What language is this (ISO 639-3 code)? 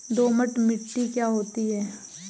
hin